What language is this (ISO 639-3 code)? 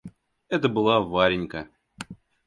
rus